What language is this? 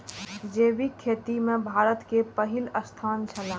Maithili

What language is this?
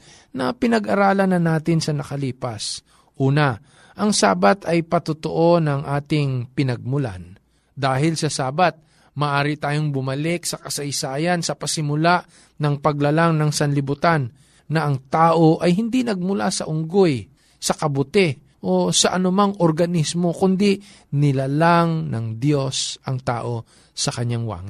Filipino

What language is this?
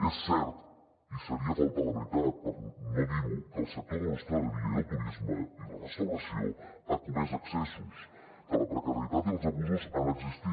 Catalan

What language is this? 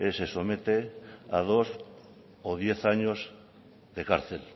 Spanish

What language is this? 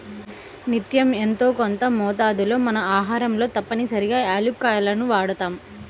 Telugu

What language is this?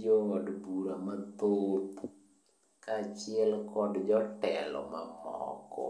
Luo (Kenya and Tanzania)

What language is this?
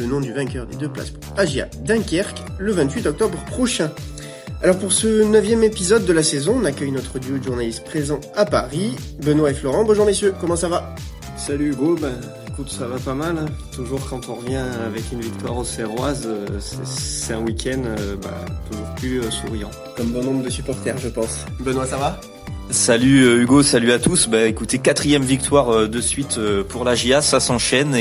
French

